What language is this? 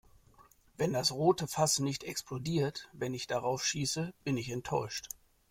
German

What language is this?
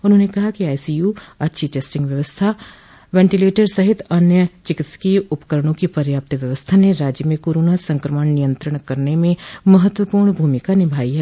Hindi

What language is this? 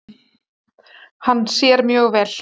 Icelandic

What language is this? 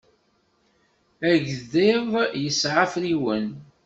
Kabyle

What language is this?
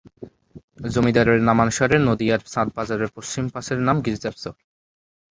Bangla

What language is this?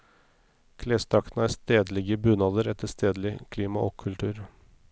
Norwegian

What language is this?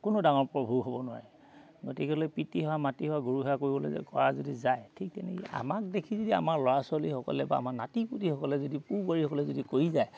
Assamese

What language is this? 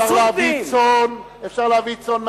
Hebrew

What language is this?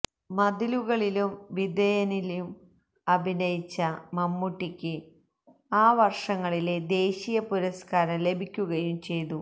Malayalam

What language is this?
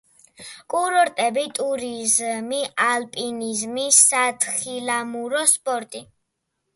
Georgian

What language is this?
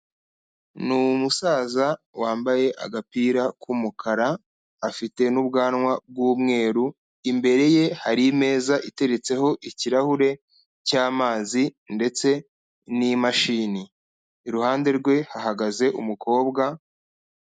Kinyarwanda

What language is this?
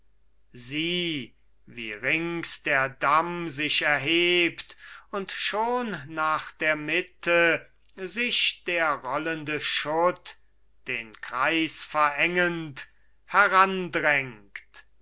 German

